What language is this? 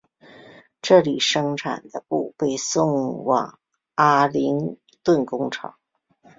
Chinese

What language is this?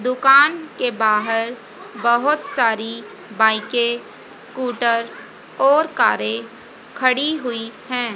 Hindi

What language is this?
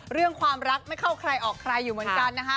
Thai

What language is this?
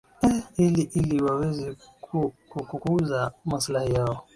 Swahili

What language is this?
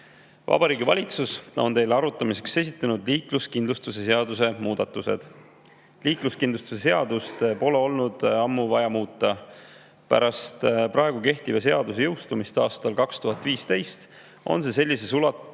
Estonian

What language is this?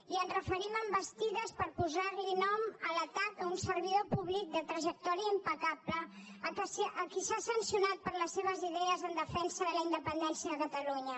Catalan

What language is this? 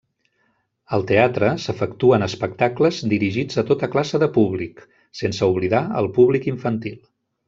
Catalan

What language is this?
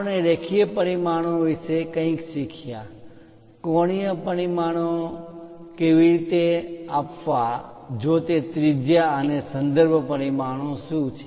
Gujarati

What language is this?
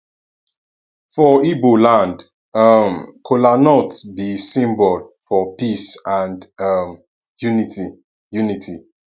Nigerian Pidgin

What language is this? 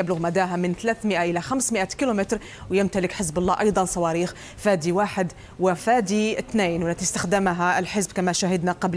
Arabic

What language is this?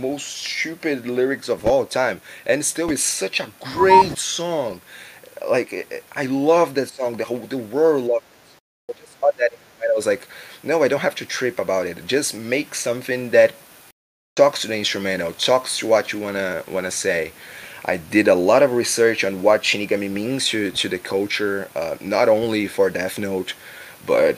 English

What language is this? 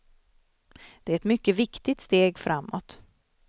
Swedish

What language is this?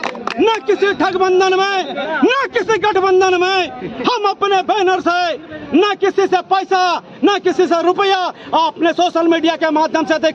Hindi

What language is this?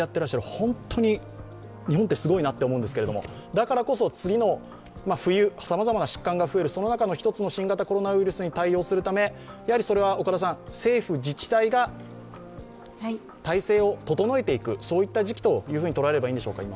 Japanese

